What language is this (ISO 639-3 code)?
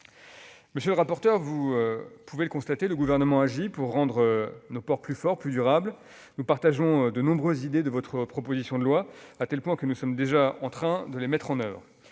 fra